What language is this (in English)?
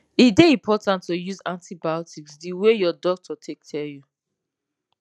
Nigerian Pidgin